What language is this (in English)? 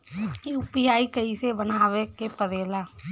Bhojpuri